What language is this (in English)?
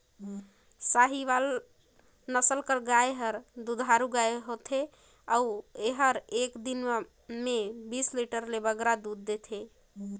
Chhattisgarhi